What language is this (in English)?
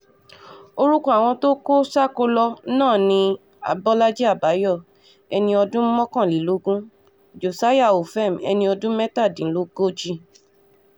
Yoruba